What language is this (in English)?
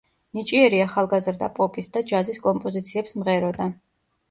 Georgian